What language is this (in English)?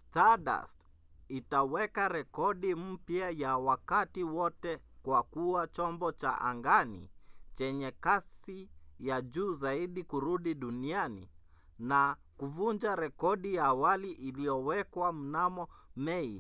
Swahili